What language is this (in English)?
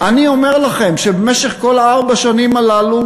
Hebrew